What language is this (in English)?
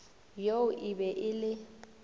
Northern Sotho